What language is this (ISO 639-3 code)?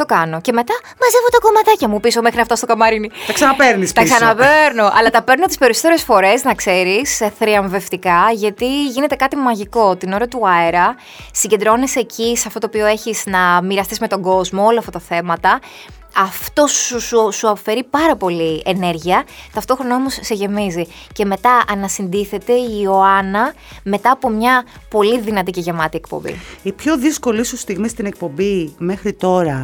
ell